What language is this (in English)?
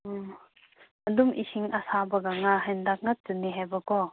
Manipuri